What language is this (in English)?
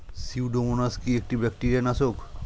Bangla